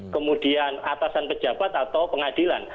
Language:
Indonesian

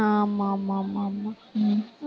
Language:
Tamil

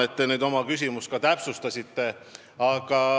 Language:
Estonian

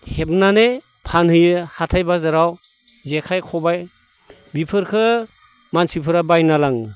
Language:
Bodo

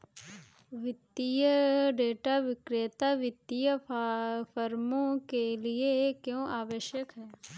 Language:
Hindi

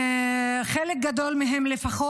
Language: Hebrew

